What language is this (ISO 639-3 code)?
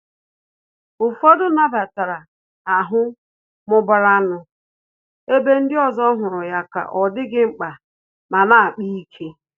ibo